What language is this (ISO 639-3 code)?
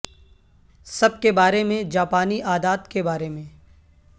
urd